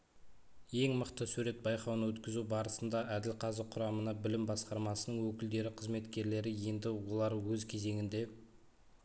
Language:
Kazakh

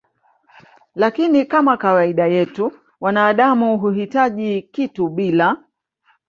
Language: Swahili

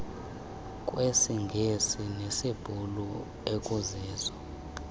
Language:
Xhosa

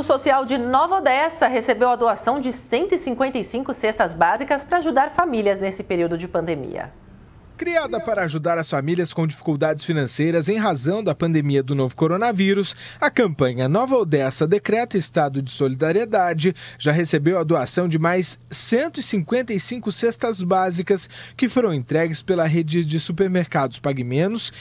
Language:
Portuguese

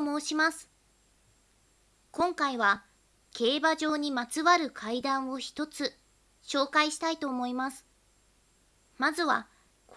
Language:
Japanese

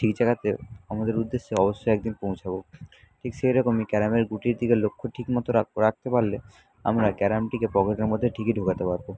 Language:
Bangla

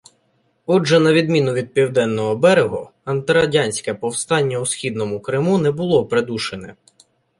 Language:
Ukrainian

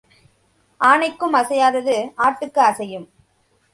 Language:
Tamil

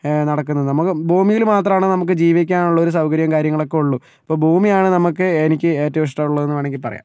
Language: Malayalam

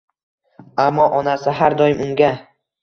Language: Uzbek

